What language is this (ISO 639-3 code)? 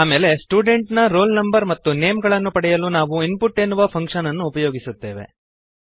kan